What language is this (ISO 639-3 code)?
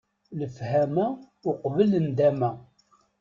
kab